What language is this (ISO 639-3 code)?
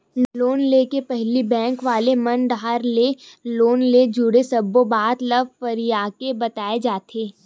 hne